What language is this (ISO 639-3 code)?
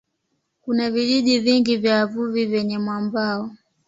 swa